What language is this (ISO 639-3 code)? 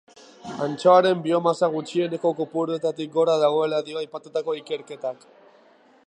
eus